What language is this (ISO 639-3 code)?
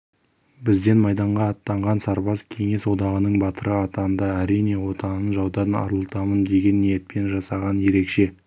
kaz